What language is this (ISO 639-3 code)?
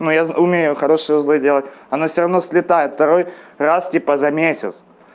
rus